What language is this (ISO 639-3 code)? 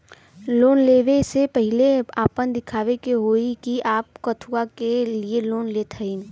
bho